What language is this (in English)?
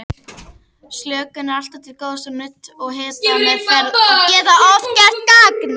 Icelandic